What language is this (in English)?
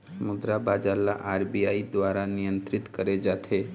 Chhattisgarhi